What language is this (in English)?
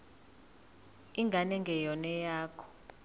Zulu